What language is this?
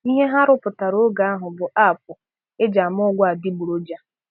Igbo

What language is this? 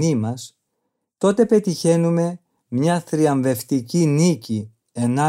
Greek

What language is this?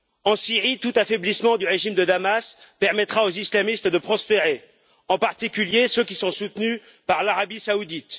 French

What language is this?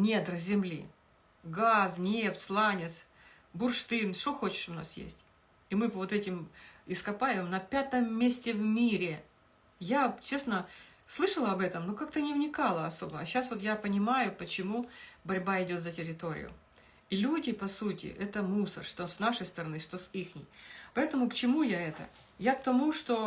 Russian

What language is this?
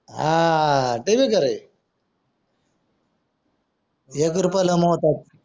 Marathi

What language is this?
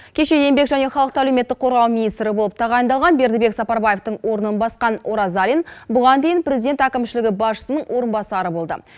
Kazakh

